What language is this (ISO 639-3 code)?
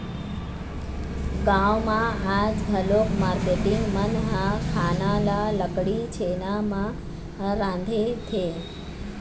hne